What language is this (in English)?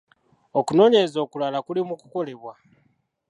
Ganda